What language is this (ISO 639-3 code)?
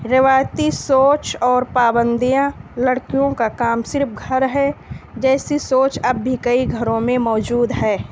urd